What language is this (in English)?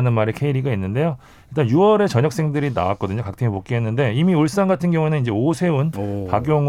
Korean